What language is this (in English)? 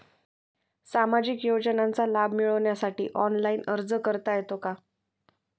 Marathi